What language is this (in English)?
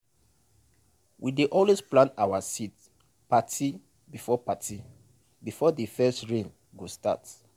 Nigerian Pidgin